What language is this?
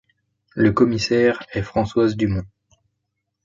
French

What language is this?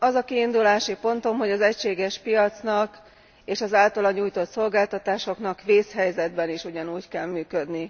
Hungarian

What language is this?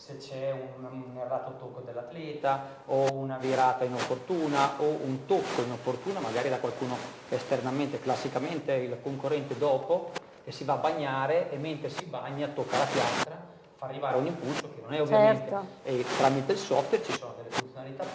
Italian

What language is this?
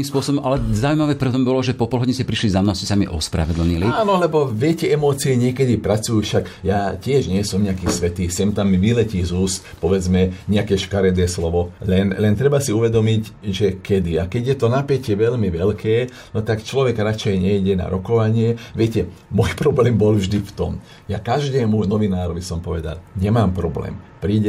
Slovak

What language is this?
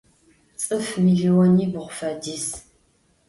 Adyghe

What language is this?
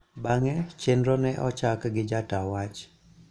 Luo (Kenya and Tanzania)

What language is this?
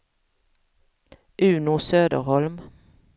Swedish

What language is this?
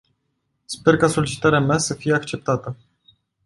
Romanian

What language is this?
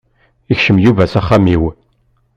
Kabyle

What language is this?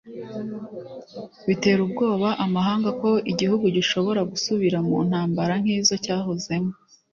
Kinyarwanda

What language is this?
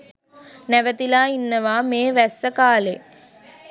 Sinhala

